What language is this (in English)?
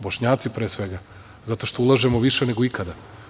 Serbian